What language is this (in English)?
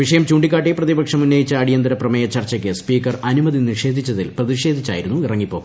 Malayalam